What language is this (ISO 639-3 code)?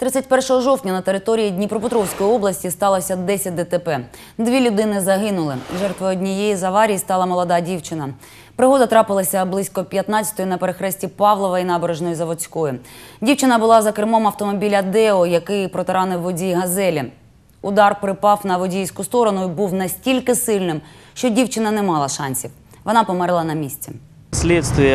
ukr